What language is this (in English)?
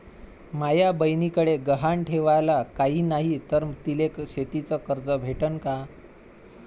Marathi